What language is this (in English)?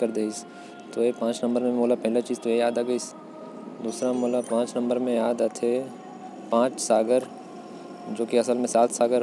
Korwa